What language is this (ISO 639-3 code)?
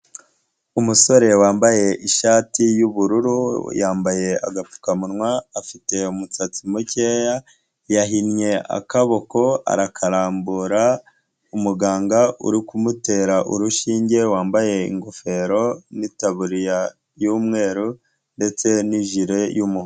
kin